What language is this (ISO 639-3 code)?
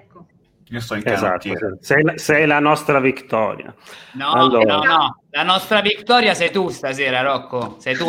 ita